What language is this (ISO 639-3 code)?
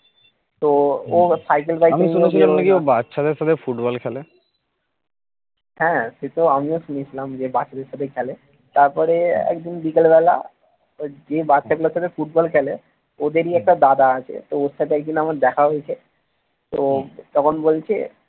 ben